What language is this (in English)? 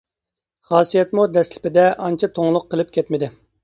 Uyghur